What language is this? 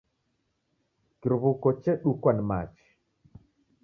Taita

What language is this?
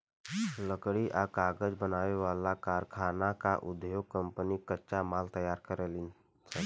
Bhojpuri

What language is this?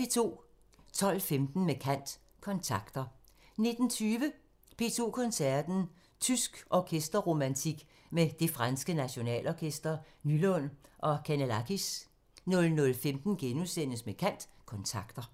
Danish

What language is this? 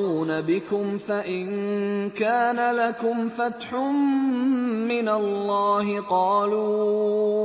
Arabic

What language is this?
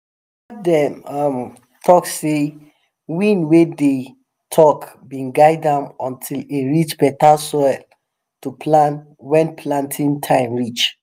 Nigerian Pidgin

